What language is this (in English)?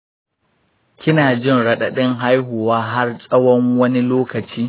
Hausa